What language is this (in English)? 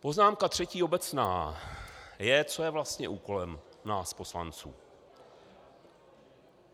Czech